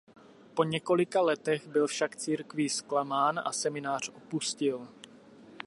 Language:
Czech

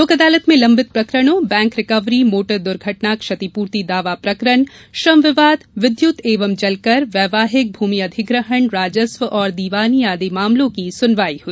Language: Hindi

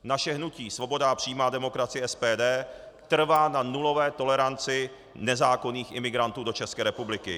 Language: Czech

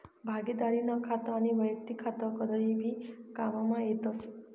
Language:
Marathi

